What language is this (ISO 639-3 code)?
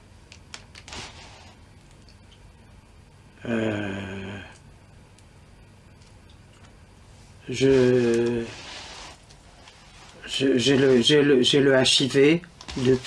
fra